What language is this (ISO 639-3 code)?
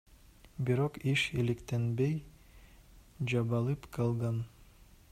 kir